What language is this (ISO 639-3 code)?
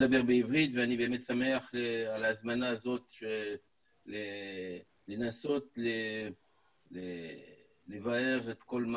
heb